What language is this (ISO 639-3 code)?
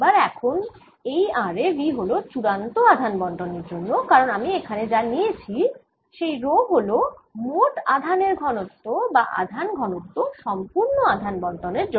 ben